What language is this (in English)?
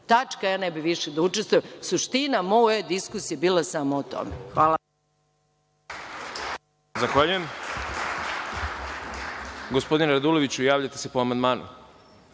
Serbian